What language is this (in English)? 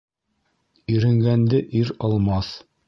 Bashkir